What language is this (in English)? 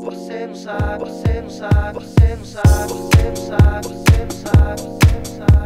English